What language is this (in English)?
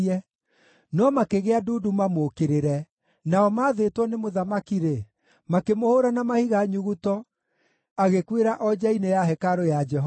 Kikuyu